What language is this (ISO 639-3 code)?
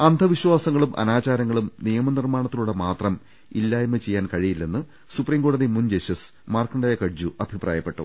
mal